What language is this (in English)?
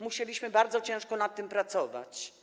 Polish